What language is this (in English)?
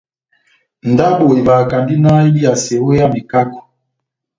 Batanga